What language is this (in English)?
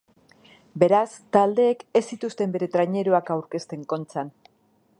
Basque